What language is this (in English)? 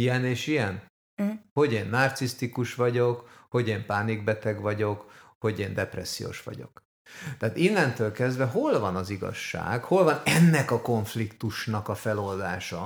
Hungarian